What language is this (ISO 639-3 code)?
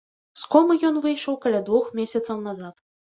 bel